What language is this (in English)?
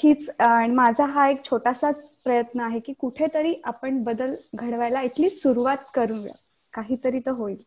Marathi